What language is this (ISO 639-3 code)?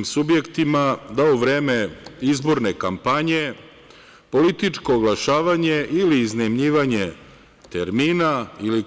srp